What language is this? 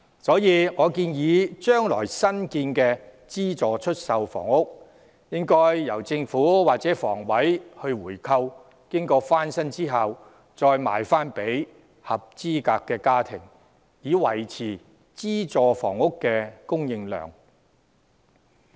Cantonese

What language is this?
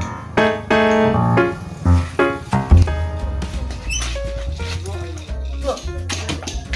Indonesian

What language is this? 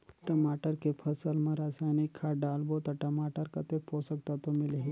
Chhattisgarhi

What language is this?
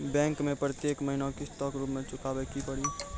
Maithili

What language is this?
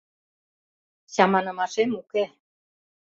Mari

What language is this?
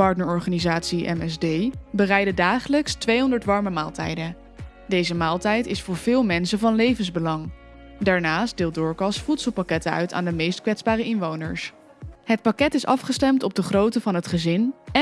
Dutch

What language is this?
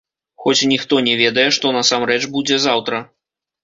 Belarusian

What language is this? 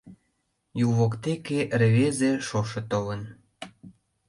Mari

